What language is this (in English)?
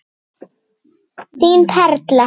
Icelandic